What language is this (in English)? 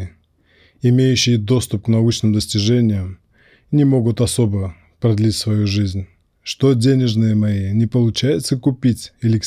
Russian